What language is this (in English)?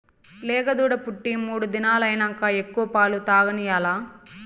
Telugu